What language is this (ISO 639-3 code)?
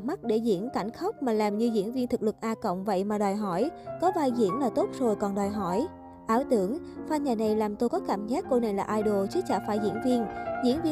vie